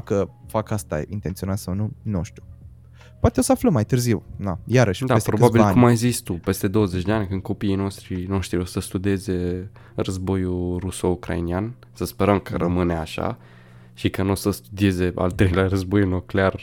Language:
Romanian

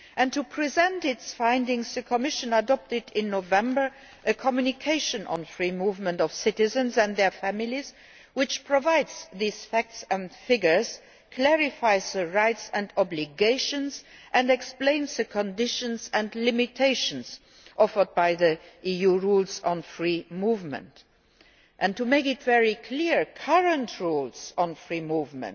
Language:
English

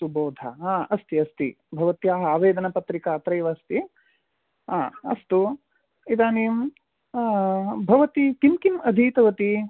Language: Sanskrit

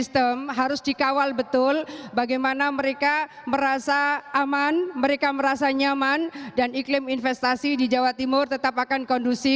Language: Indonesian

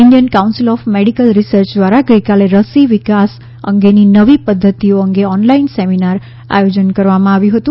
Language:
Gujarati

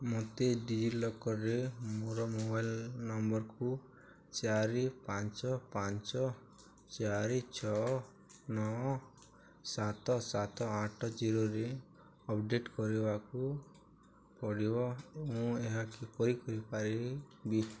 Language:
Odia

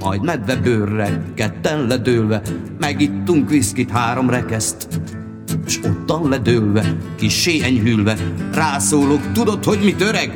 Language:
Hungarian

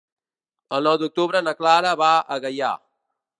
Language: Catalan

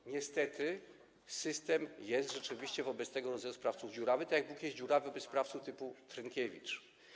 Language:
Polish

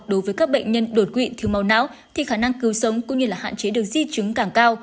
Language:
Vietnamese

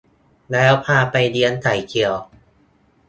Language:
Thai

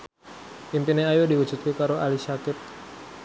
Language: Javanese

